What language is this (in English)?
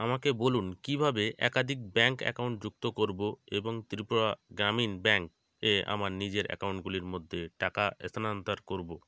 Bangla